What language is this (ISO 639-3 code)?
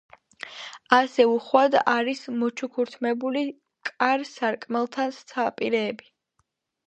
kat